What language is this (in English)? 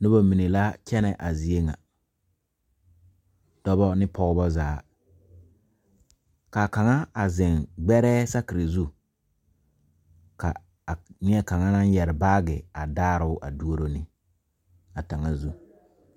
Southern Dagaare